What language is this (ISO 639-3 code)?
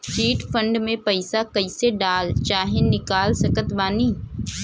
bho